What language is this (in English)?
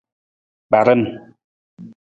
Nawdm